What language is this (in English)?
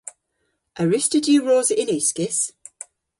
Cornish